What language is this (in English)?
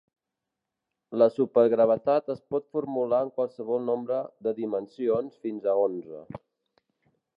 Catalan